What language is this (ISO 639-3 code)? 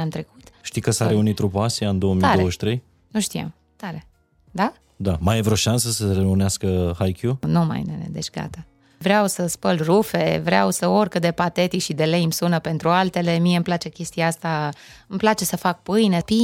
ron